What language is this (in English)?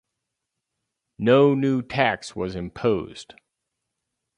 English